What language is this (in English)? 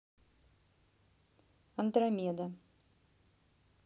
Russian